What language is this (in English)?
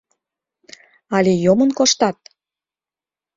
Mari